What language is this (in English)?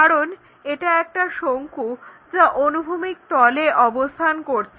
Bangla